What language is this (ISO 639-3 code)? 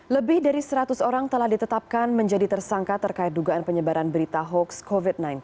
ind